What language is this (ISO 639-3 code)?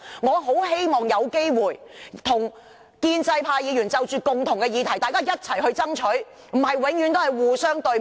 yue